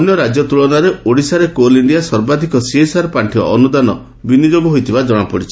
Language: Odia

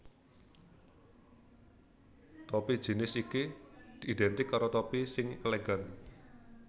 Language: Javanese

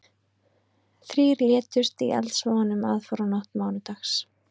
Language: Icelandic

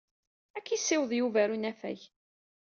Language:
Kabyle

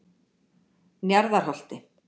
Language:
Icelandic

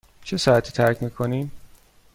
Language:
Persian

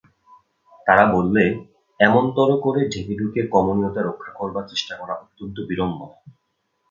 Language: Bangla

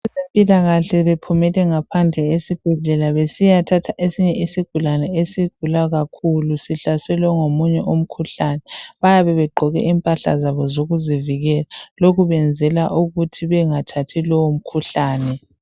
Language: North Ndebele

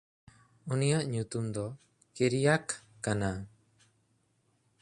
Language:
Santali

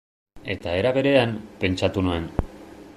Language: Basque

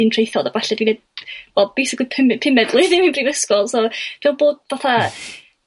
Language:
Welsh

